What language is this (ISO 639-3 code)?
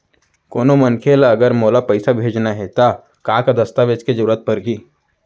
hne